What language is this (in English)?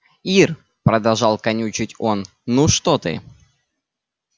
Russian